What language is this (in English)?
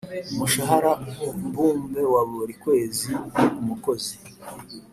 Kinyarwanda